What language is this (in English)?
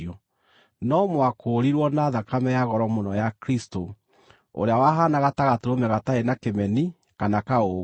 Kikuyu